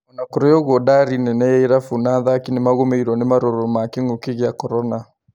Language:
Kikuyu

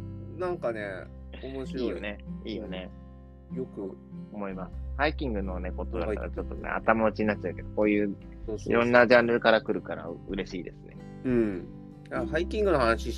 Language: Japanese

